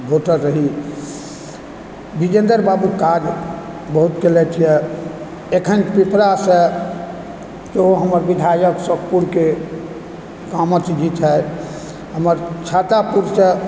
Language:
Maithili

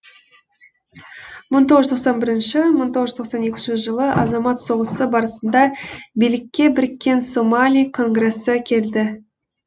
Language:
Kazakh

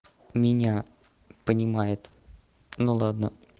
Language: Russian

